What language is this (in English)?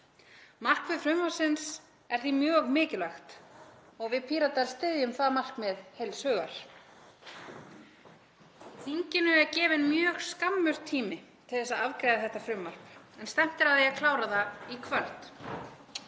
Icelandic